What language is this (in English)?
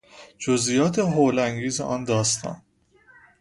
Persian